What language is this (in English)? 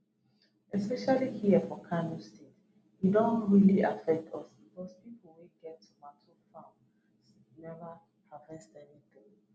Nigerian Pidgin